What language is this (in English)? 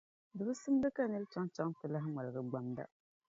Dagbani